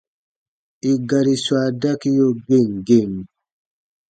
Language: Baatonum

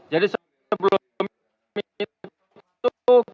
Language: Indonesian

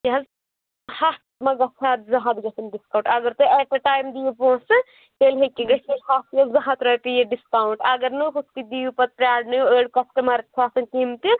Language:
Kashmiri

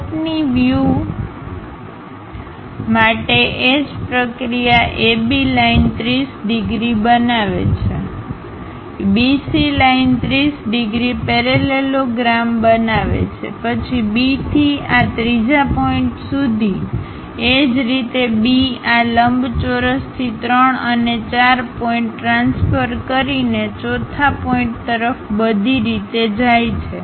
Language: Gujarati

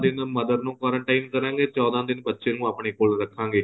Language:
Punjabi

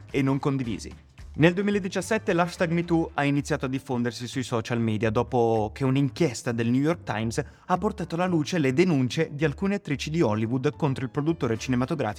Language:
Italian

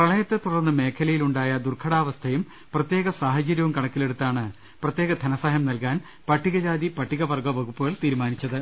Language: Malayalam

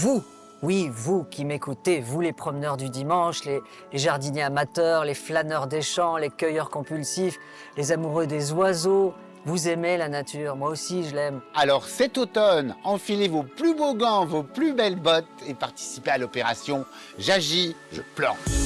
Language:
French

